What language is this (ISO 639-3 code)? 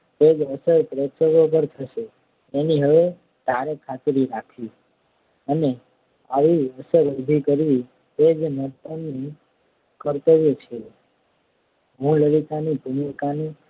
guj